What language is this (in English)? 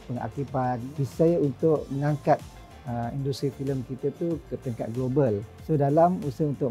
Malay